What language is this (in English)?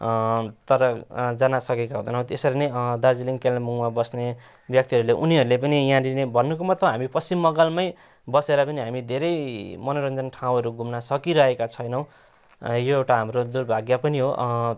Nepali